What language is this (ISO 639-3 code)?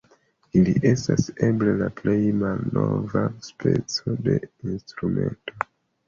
epo